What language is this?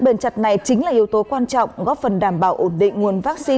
Vietnamese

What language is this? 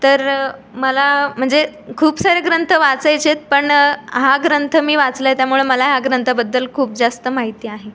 Marathi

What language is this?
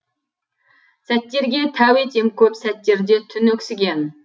Kazakh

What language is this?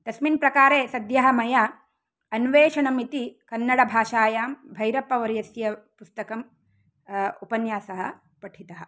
Sanskrit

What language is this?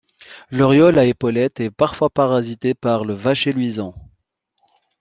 French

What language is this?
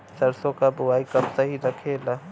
Bhojpuri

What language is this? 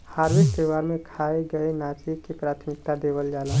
Bhojpuri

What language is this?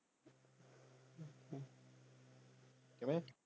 Punjabi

